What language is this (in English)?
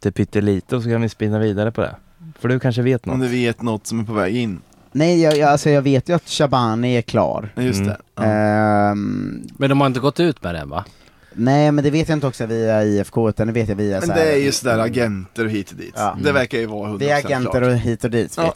Swedish